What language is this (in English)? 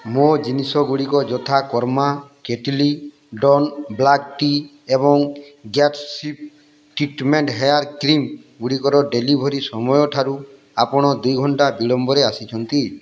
Odia